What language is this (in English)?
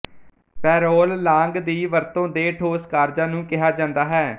Punjabi